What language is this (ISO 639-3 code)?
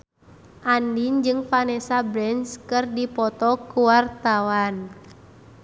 sun